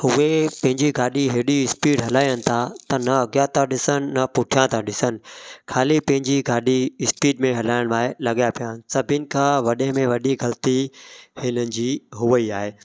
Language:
Sindhi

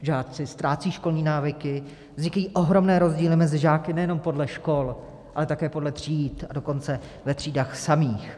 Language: Czech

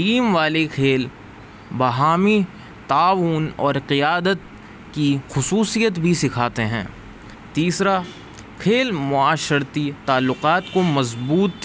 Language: Urdu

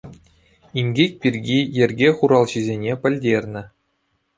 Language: Chuvash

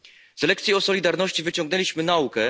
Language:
Polish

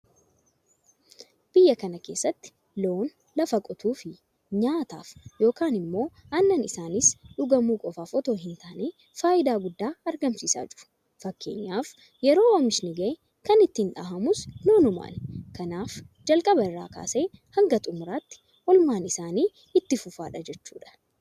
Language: Oromo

